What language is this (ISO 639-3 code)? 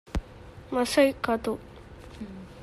div